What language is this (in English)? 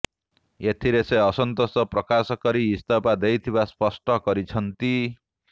Odia